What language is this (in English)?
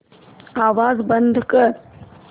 Marathi